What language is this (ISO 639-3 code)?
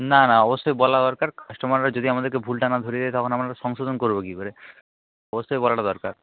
ben